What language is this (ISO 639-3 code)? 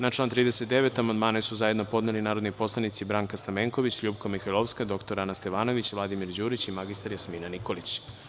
srp